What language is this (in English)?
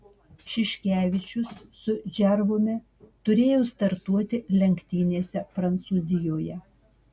Lithuanian